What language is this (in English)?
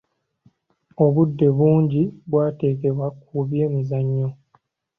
Ganda